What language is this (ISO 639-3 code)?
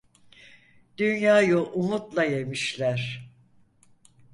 tur